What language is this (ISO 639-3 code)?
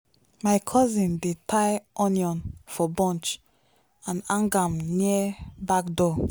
pcm